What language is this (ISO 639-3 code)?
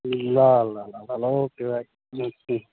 nep